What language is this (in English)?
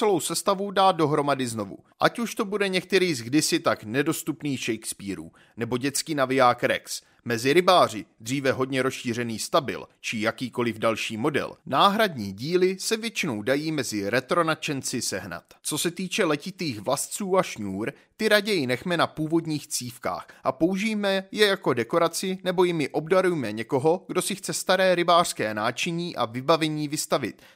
Czech